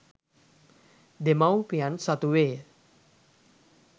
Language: Sinhala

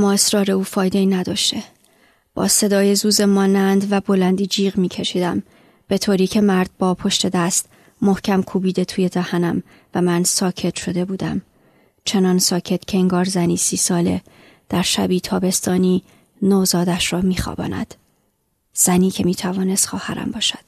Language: Persian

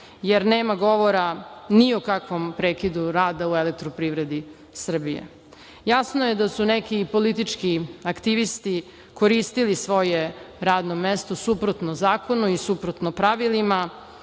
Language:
Serbian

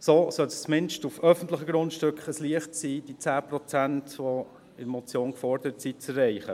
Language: Swiss German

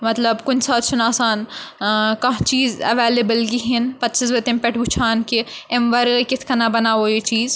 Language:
Kashmiri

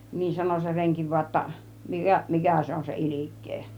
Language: Finnish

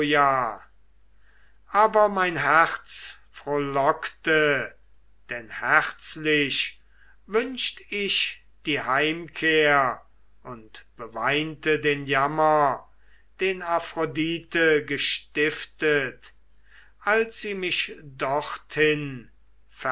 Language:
German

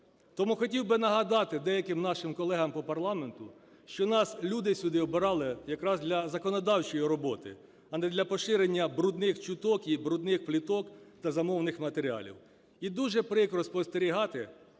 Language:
Ukrainian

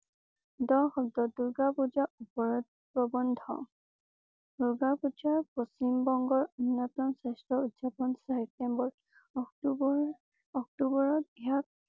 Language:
Assamese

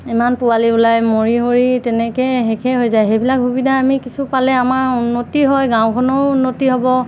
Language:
Assamese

